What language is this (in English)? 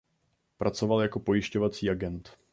Czech